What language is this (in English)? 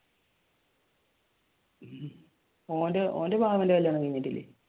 Malayalam